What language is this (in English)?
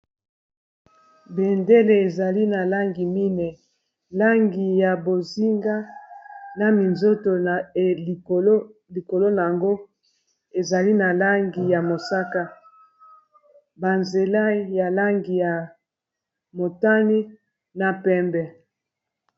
Lingala